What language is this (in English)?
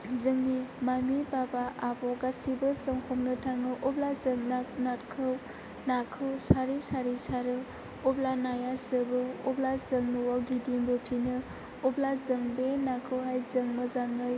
Bodo